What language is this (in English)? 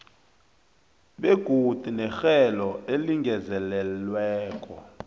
South Ndebele